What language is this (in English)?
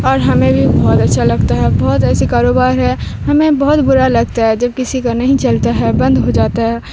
Urdu